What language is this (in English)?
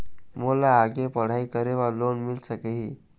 Chhattisgarhi